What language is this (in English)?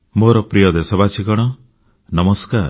Odia